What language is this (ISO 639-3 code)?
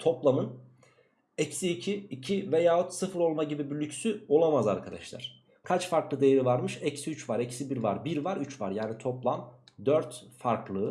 tur